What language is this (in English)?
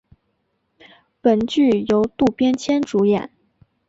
Chinese